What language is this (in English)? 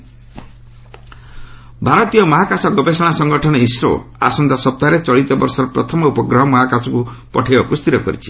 Odia